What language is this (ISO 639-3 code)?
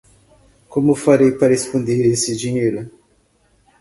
por